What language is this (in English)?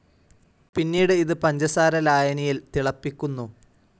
Malayalam